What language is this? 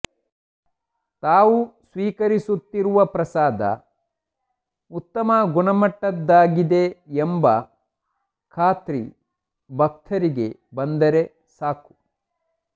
Kannada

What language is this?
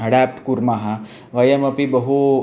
Sanskrit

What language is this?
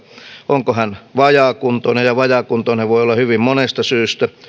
Finnish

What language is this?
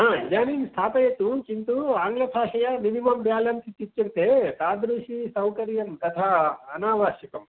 Sanskrit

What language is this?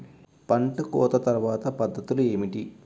Telugu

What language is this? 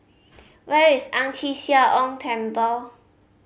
English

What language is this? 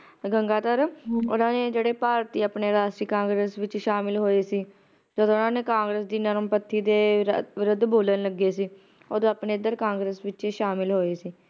Punjabi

